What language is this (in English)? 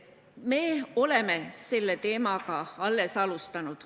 Estonian